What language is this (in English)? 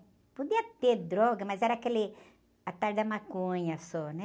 Portuguese